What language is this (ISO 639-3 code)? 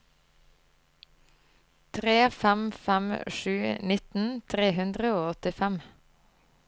nor